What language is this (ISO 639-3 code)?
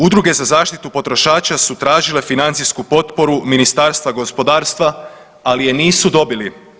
hrv